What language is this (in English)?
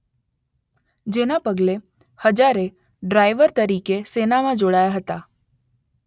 Gujarati